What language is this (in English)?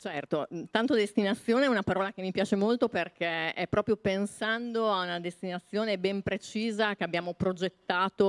Italian